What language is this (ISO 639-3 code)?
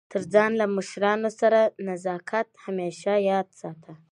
pus